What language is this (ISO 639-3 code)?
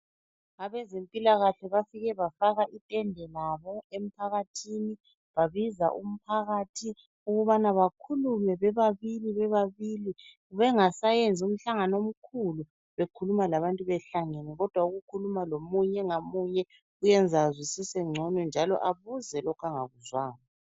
nde